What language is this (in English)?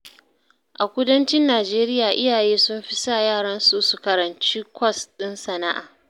Hausa